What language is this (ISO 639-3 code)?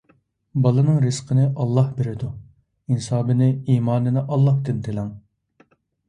uig